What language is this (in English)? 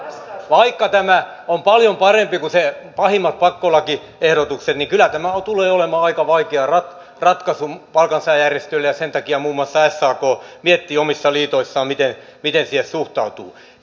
Finnish